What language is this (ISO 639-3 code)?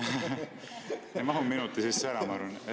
est